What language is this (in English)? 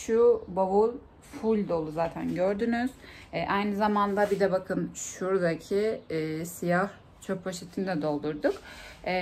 Turkish